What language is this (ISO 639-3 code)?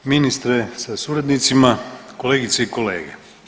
hrv